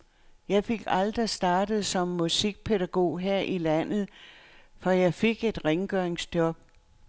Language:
Danish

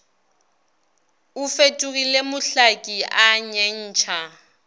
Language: Northern Sotho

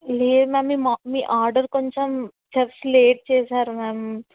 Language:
Telugu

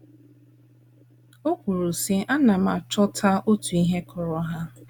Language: Igbo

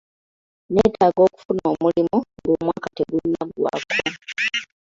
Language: Ganda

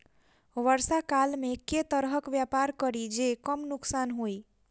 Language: Maithili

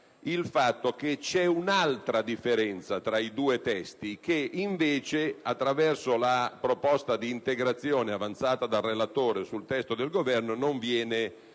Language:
Italian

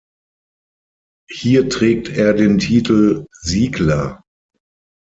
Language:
German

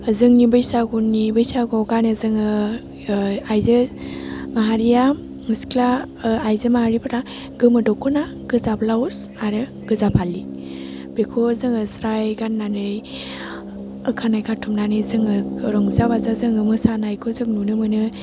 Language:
Bodo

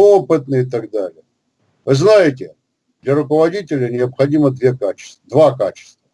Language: Russian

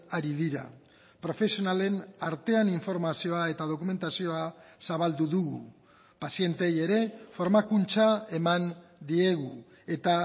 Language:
Basque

